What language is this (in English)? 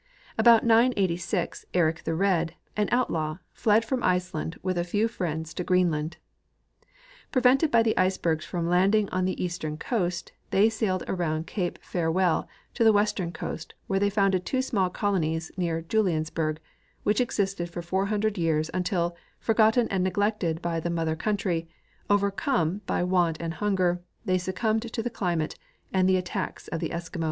English